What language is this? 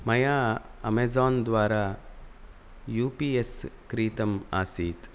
Sanskrit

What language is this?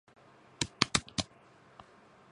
Japanese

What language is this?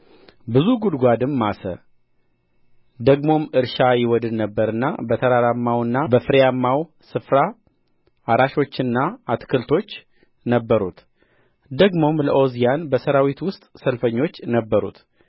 Amharic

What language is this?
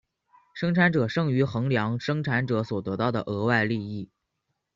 Chinese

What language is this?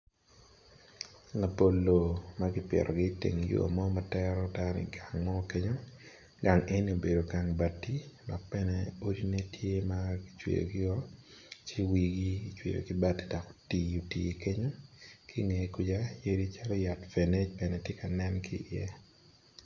Acoli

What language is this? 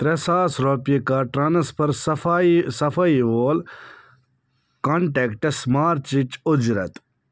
Kashmiri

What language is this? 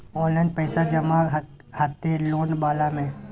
Maithili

